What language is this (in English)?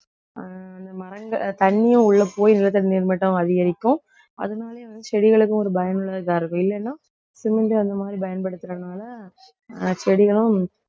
Tamil